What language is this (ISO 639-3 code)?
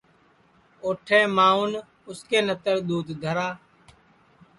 ssi